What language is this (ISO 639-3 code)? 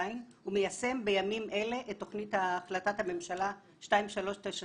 heb